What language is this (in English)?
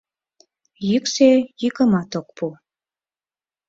Mari